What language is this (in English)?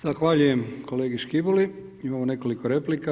Croatian